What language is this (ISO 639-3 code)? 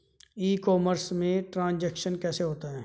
hin